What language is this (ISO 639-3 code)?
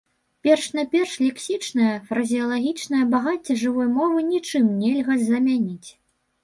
bel